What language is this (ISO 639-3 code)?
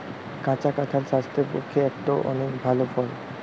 ben